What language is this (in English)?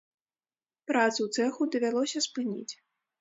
Belarusian